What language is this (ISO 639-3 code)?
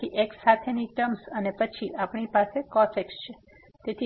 guj